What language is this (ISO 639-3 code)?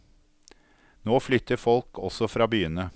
nor